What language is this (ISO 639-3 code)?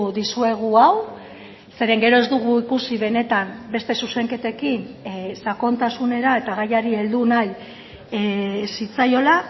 eus